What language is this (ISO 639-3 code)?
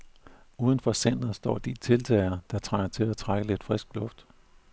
dan